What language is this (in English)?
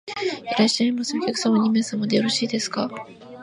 Japanese